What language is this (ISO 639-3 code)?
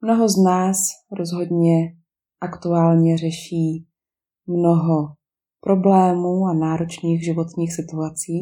ces